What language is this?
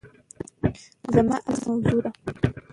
Pashto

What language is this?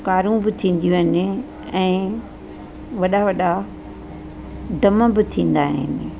Sindhi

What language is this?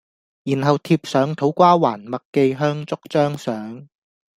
Cantonese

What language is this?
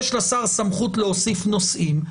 Hebrew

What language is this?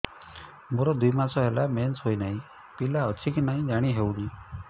Odia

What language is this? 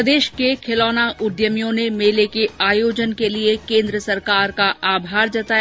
Hindi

